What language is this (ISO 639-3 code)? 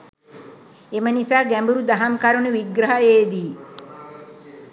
sin